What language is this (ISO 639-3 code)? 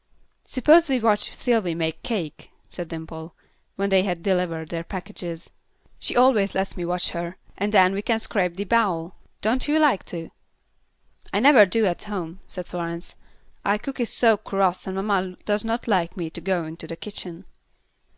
eng